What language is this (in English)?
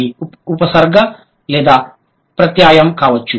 Telugu